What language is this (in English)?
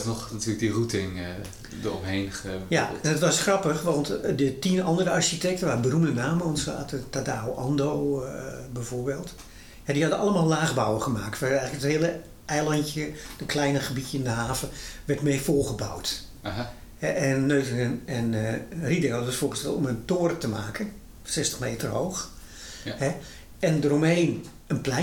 Dutch